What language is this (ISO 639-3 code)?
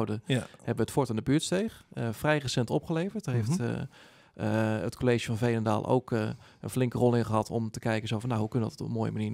nld